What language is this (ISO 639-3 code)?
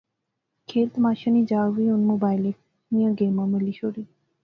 phr